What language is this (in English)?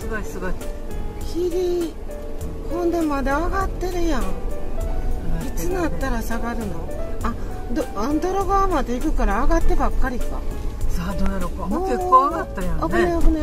Japanese